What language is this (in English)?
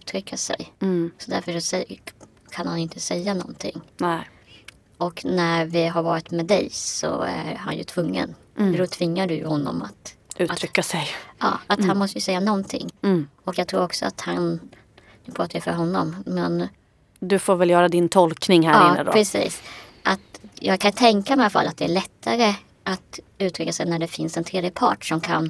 Swedish